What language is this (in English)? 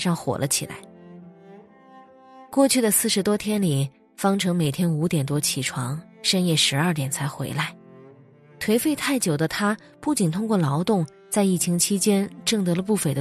Chinese